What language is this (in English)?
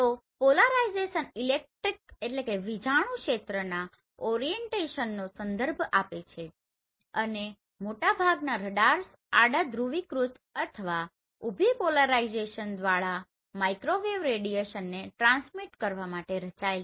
Gujarati